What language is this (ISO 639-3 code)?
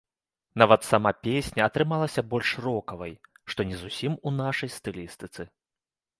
bel